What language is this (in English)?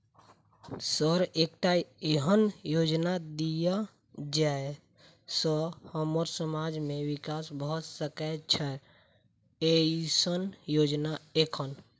Maithili